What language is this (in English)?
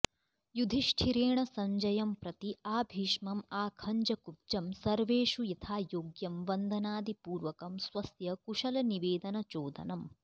Sanskrit